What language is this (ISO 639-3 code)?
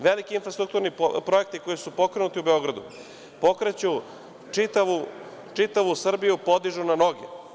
srp